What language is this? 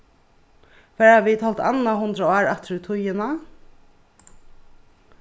Faroese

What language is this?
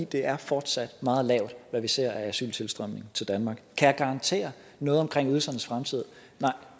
Danish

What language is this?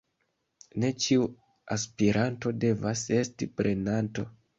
Esperanto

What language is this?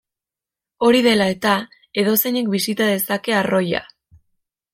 Basque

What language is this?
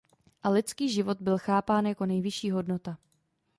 Czech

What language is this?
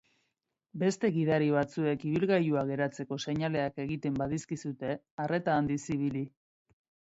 Basque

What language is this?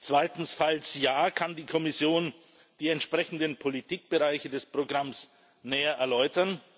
German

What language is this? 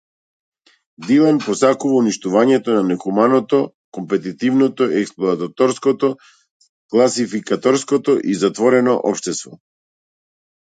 Macedonian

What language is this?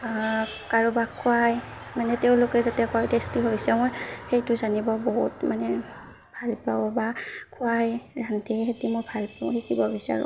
Assamese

